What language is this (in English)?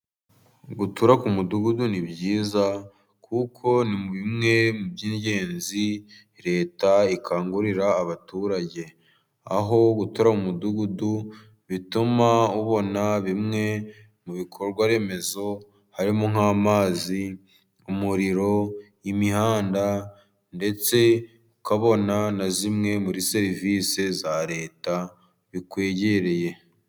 Kinyarwanda